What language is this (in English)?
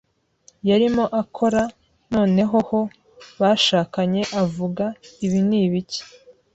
Kinyarwanda